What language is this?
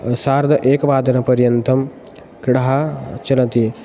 Sanskrit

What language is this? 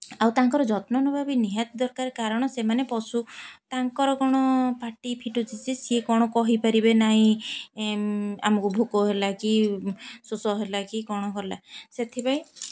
Odia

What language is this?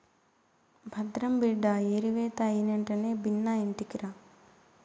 Telugu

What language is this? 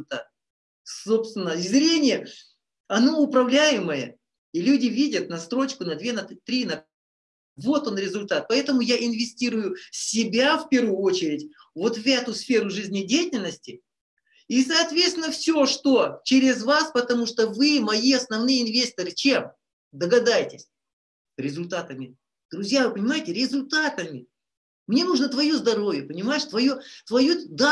Russian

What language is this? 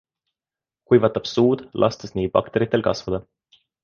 Estonian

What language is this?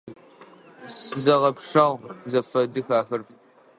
Adyghe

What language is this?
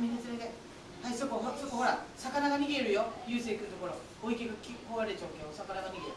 Japanese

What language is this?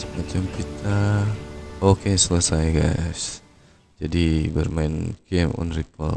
Indonesian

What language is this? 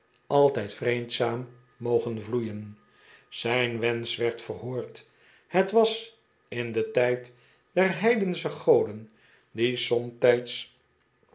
Dutch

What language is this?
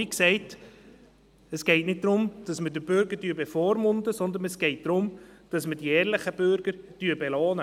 Swiss German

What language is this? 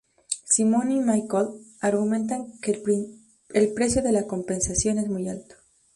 Spanish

